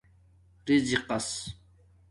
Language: Domaaki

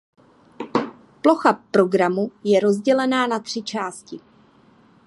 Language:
Czech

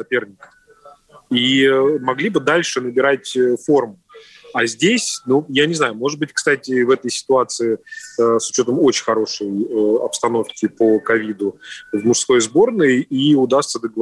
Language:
Russian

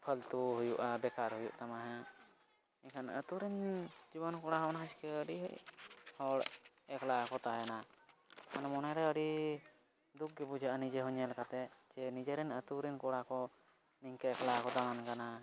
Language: Santali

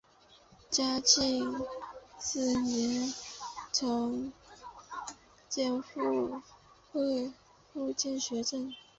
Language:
Chinese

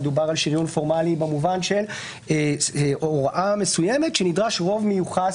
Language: Hebrew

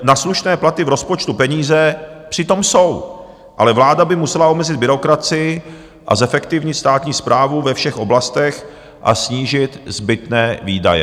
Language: Czech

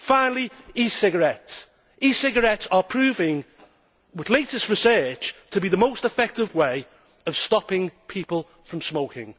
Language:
English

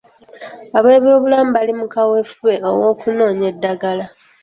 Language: Ganda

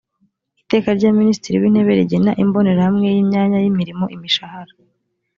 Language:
Kinyarwanda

